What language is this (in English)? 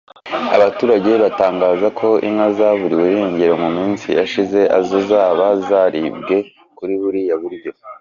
Kinyarwanda